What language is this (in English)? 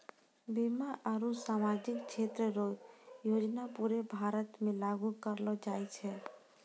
Maithili